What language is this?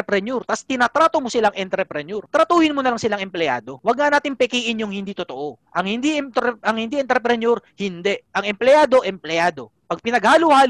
Filipino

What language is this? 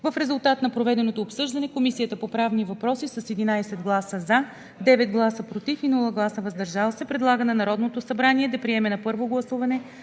Bulgarian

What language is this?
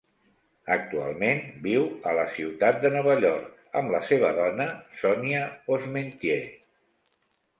Catalan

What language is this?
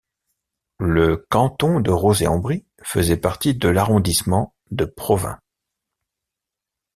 French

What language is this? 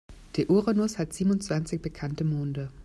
German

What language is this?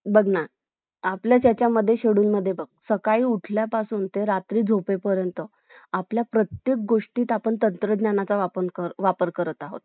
Marathi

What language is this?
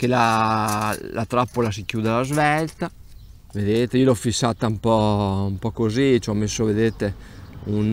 Italian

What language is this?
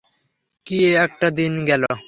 Bangla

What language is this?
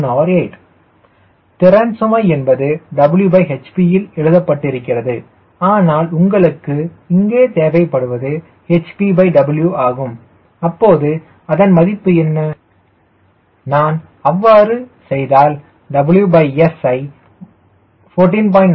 Tamil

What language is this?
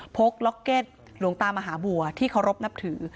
Thai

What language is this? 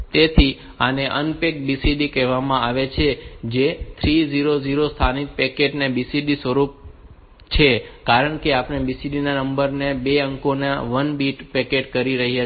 Gujarati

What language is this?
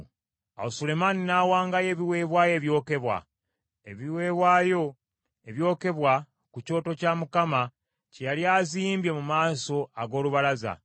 Ganda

